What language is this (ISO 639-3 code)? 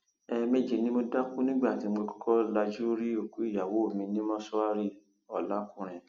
yor